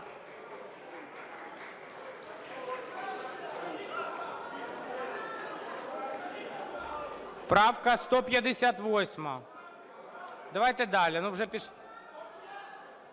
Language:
Ukrainian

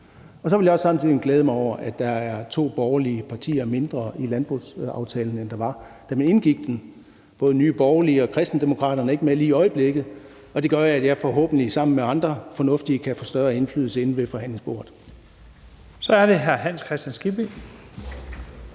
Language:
Danish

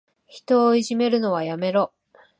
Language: Japanese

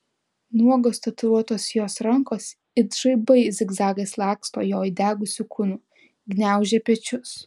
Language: Lithuanian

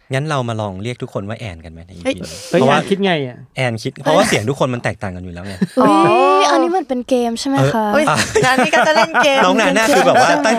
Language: Thai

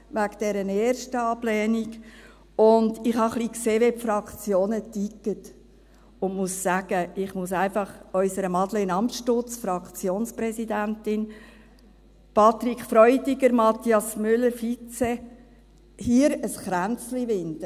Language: Swiss German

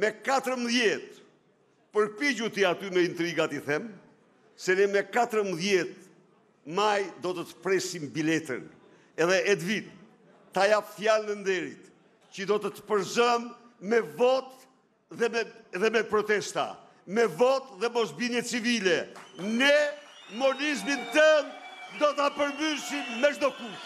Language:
Romanian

